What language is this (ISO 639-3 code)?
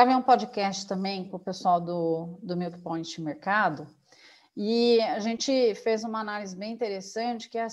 por